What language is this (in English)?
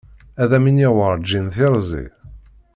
Kabyle